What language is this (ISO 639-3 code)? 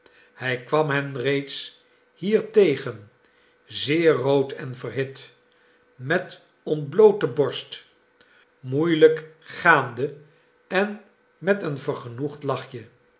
nld